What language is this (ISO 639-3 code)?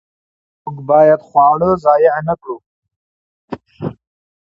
pus